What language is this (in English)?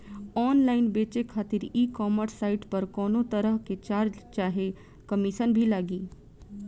Bhojpuri